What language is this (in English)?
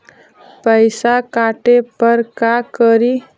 Magahi